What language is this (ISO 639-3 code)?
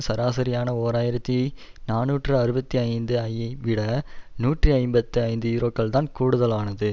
tam